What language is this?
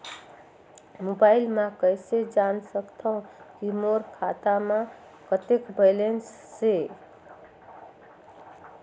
Chhattisgarhi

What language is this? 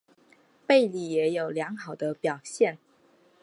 Chinese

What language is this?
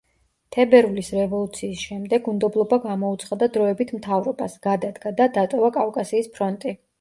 Georgian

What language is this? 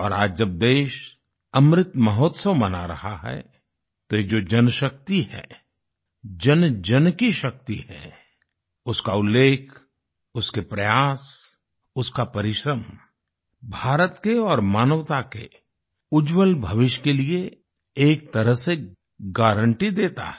Hindi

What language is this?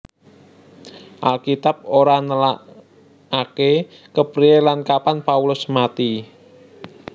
Javanese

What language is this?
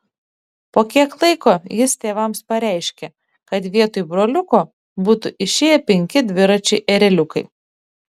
Lithuanian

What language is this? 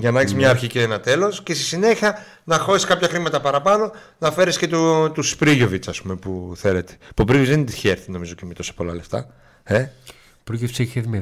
Greek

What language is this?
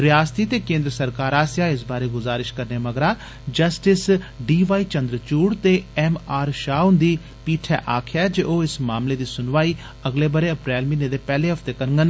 Dogri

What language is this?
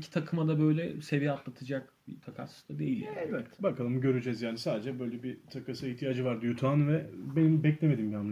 Turkish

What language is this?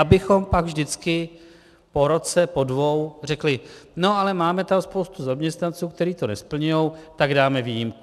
Czech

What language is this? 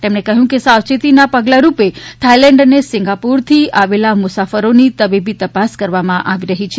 Gujarati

